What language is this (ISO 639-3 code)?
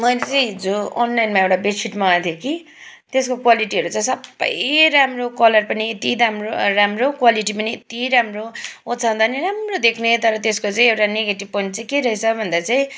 nep